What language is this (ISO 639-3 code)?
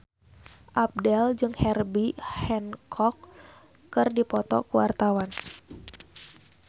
sun